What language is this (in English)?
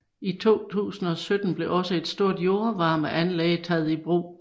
Danish